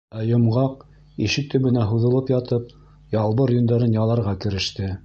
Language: Bashkir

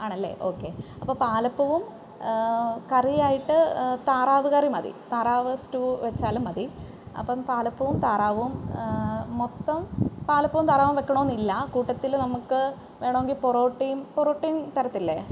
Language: Malayalam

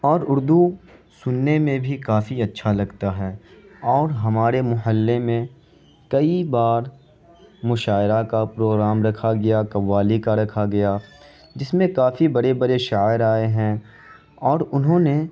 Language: Urdu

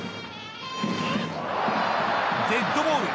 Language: Japanese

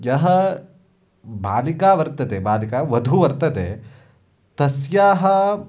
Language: Sanskrit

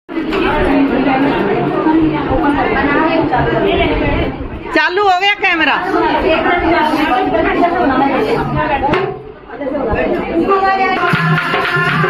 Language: Arabic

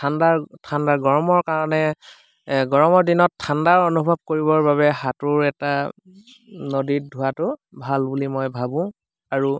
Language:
Assamese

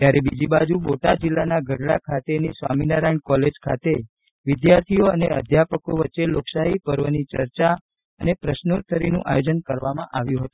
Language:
Gujarati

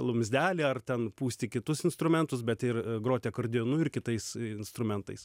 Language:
Lithuanian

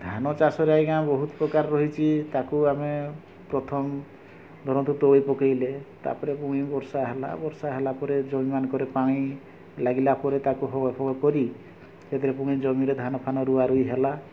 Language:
Odia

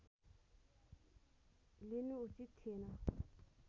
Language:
Nepali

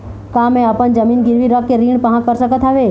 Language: Chhattisgarhi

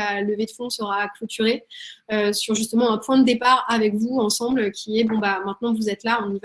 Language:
French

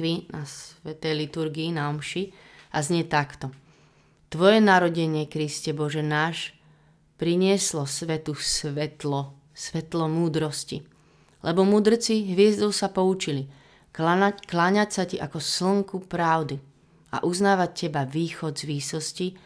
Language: Slovak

